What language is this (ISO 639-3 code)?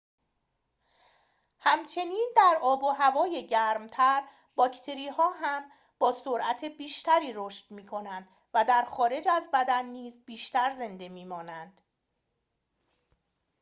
fas